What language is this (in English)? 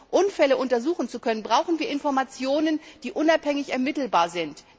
German